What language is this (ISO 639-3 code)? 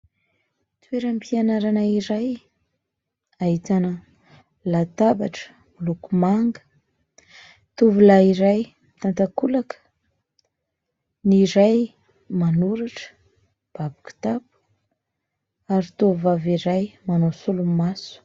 mlg